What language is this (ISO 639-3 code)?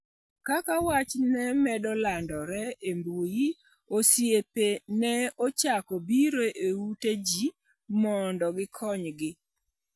luo